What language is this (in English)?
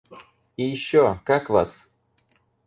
Russian